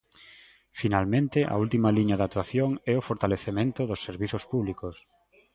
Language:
Galician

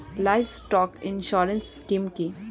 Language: Bangla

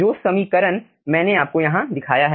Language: Hindi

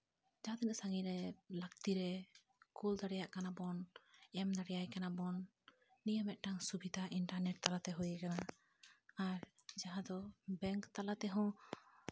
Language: Santali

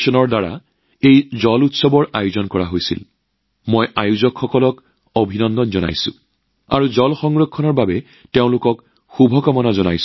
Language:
Assamese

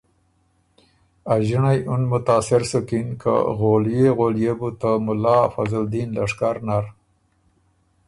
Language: Ormuri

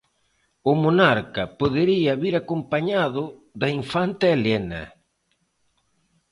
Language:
Galician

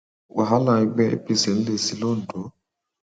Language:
Yoruba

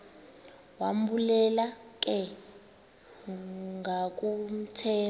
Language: Xhosa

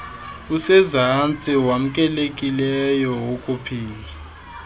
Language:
Xhosa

